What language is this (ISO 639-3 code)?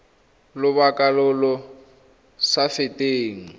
tsn